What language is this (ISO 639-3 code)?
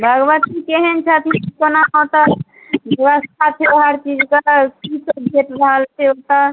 mai